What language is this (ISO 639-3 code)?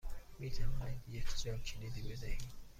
fas